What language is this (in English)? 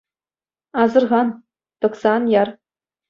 Chuvash